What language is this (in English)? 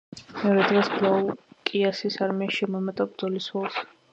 Georgian